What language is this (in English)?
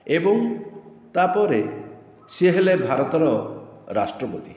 Odia